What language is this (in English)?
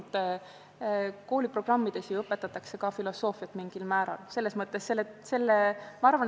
Estonian